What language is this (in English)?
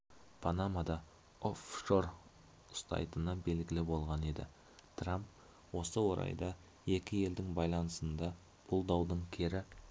Kazakh